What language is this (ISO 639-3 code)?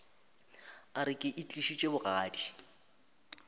nso